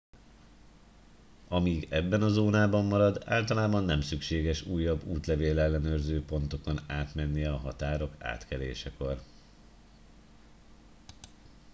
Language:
Hungarian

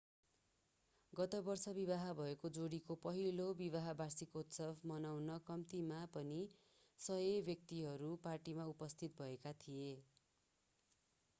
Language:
Nepali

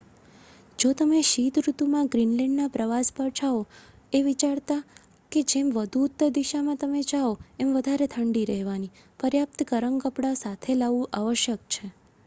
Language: Gujarati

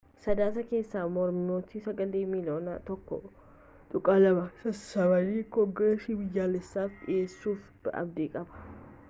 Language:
Oromo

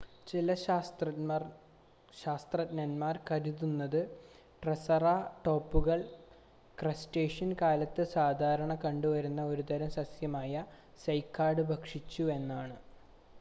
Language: Malayalam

